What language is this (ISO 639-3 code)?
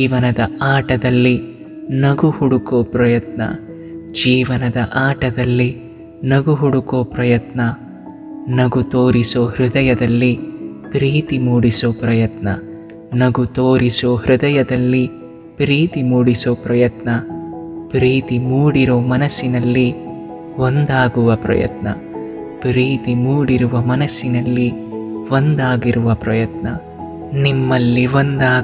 kan